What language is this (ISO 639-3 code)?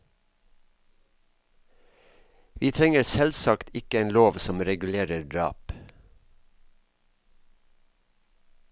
nor